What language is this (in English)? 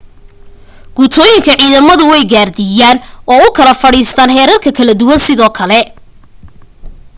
Somali